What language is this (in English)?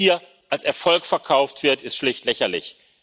German